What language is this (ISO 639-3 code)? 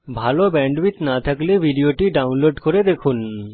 ben